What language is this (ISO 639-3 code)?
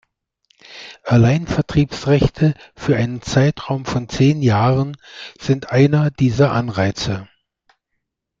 deu